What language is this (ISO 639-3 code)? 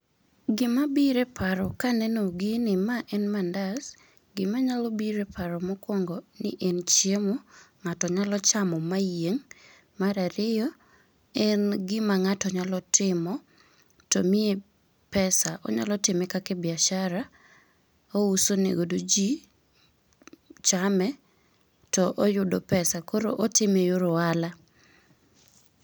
luo